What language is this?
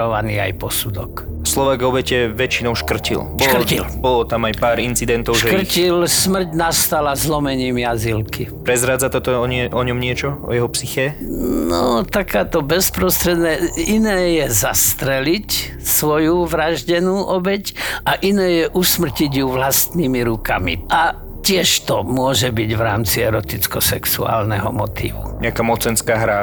Slovak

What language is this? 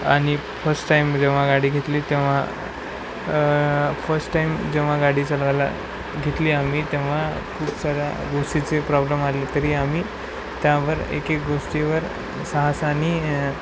Marathi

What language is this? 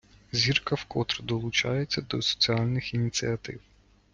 Ukrainian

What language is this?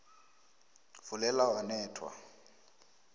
South Ndebele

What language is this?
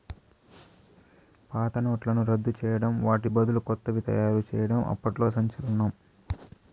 Telugu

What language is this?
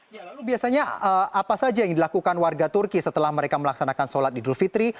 Indonesian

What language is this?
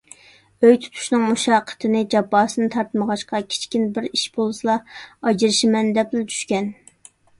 Uyghur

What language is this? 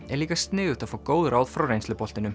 Icelandic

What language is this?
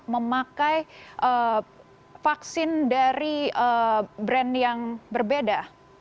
Indonesian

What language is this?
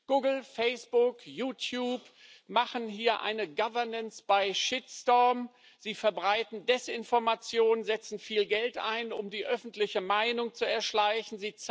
German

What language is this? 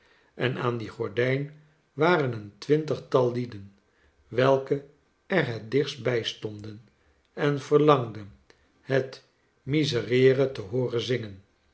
Dutch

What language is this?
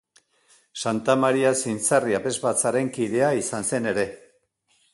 Basque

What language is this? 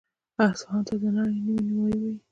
Pashto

